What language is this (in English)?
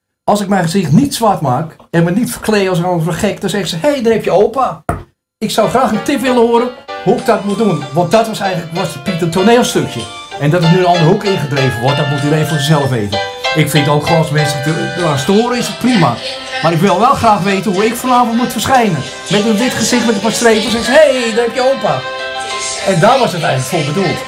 Dutch